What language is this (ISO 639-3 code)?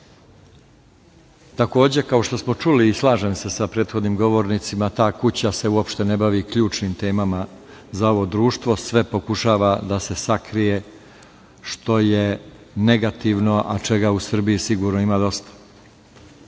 srp